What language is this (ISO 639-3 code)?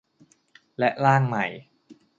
tha